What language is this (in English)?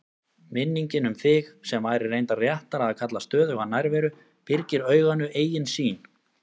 Icelandic